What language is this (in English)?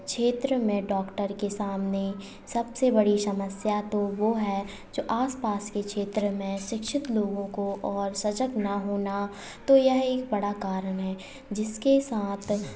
Hindi